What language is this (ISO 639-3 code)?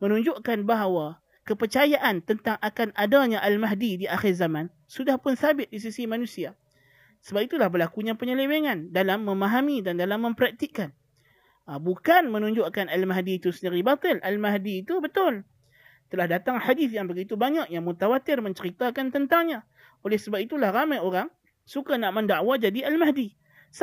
msa